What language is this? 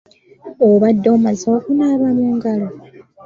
Ganda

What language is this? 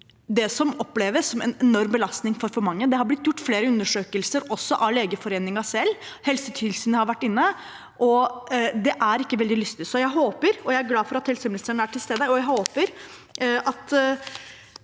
Norwegian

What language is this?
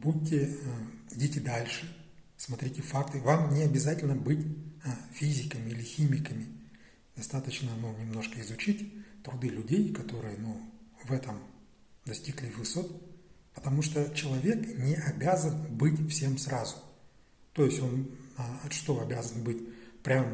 Russian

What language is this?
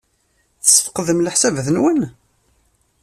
Kabyle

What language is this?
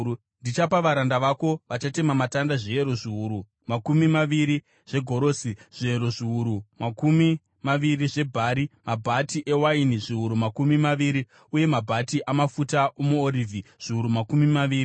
Shona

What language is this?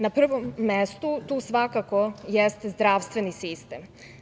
Serbian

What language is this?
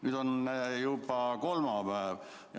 Estonian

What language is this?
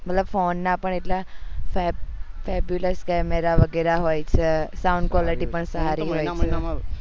Gujarati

